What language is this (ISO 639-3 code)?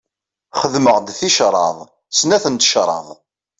kab